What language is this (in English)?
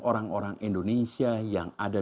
Indonesian